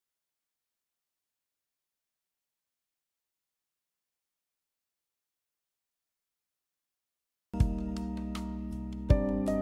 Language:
Japanese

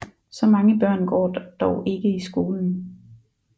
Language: Danish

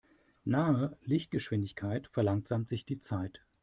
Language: German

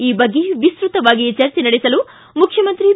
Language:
Kannada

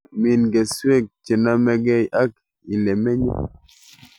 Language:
Kalenjin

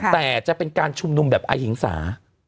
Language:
Thai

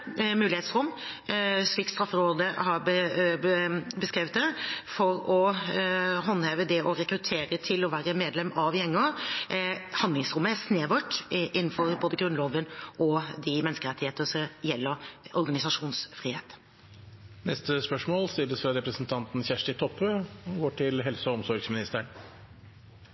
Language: Norwegian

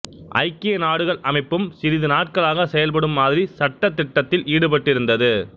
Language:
Tamil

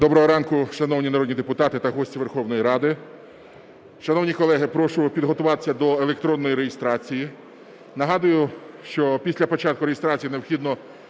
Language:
Ukrainian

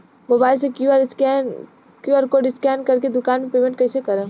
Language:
Bhojpuri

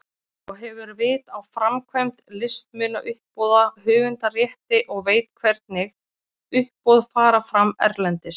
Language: Icelandic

